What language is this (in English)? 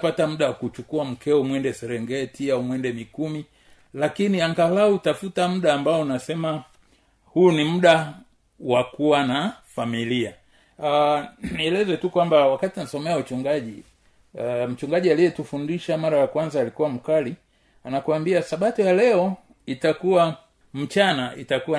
Swahili